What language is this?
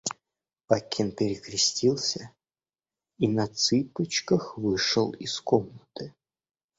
Russian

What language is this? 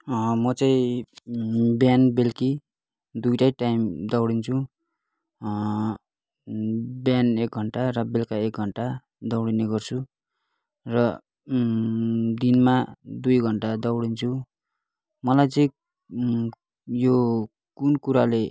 Nepali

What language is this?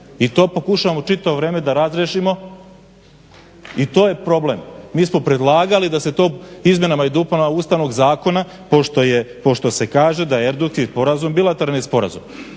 Croatian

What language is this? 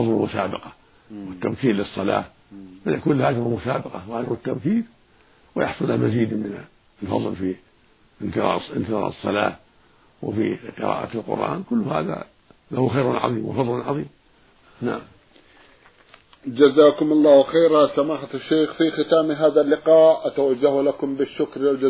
Arabic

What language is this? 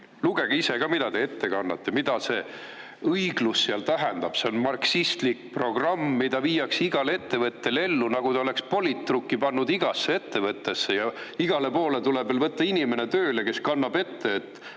Estonian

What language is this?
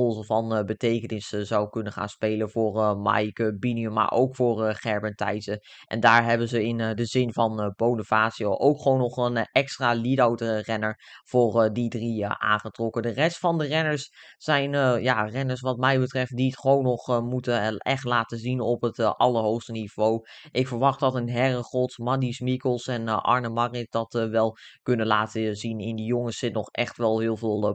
Dutch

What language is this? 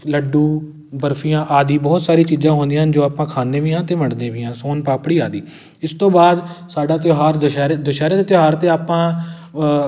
Punjabi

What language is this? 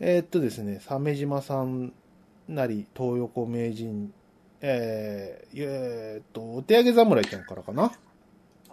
Japanese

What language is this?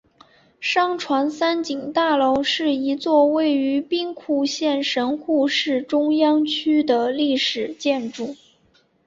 Chinese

